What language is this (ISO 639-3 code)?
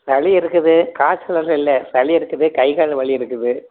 tam